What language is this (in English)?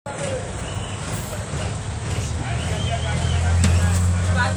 Masai